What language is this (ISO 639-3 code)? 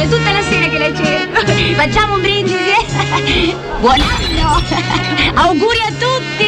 ita